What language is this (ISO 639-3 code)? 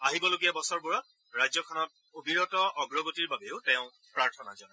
asm